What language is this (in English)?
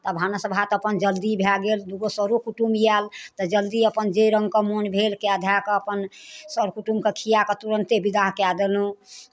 Maithili